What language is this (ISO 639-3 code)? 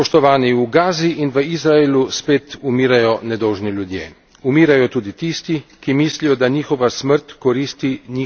slv